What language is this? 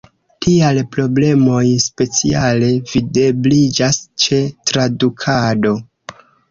Esperanto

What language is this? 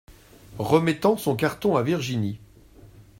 French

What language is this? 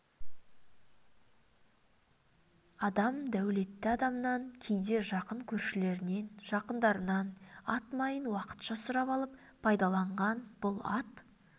Kazakh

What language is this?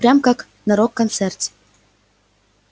Russian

